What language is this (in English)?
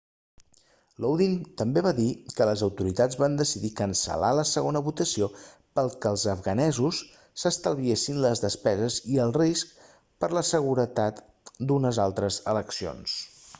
Catalan